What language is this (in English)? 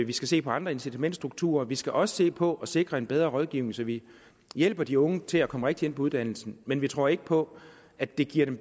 Danish